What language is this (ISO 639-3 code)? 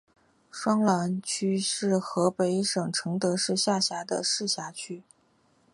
zho